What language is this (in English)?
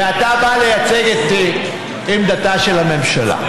Hebrew